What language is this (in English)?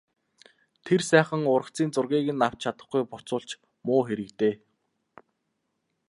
Mongolian